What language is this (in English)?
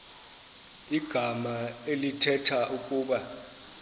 Xhosa